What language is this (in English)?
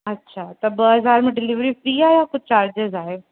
Sindhi